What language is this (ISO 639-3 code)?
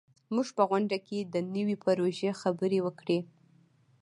pus